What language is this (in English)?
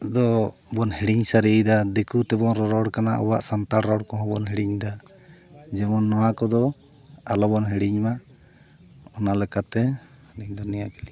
Santali